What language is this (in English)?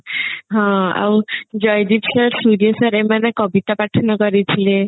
Odia